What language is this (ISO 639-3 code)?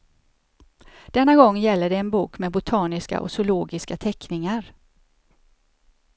swe